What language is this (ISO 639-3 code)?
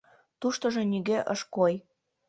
chm